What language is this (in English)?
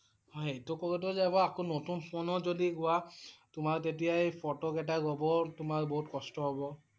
Assamese